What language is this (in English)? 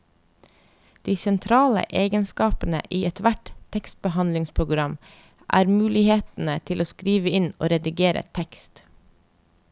Norwegian